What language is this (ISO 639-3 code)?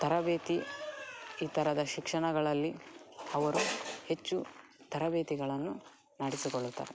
kan